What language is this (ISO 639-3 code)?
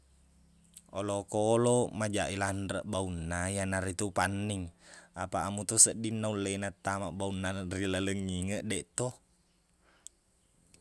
bug